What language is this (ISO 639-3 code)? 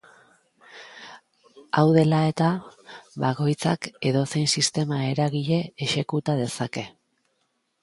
eus